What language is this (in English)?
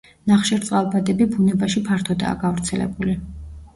Georgian